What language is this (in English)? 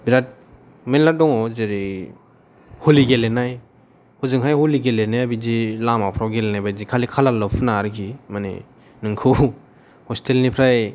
Bodo